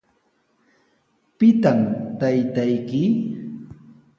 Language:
Sihuas Ancash Quechua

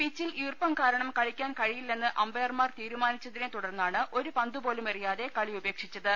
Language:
Malayalam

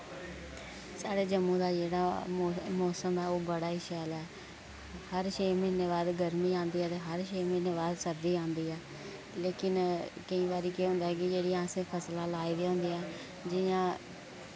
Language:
Dogri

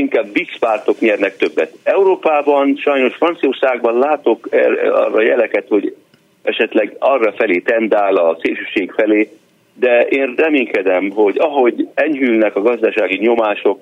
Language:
Hungarian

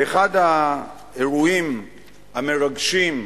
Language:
Hebrew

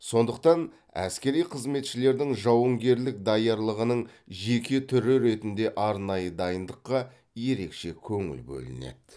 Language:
Kazakh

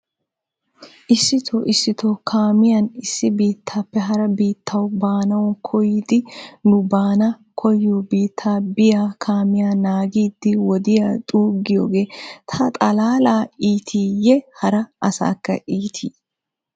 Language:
Wolaytta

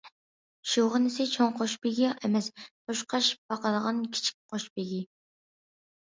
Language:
Uyghur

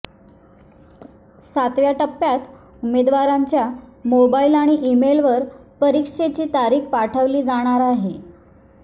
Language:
Marathi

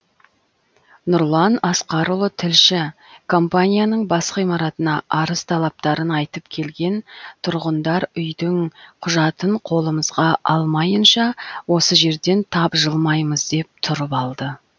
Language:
Kazakh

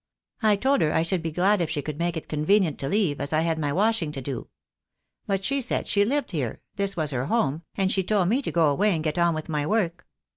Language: English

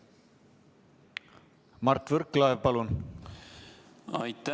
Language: Estonian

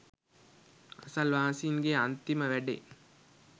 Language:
Sinhala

